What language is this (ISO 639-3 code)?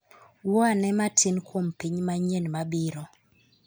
luo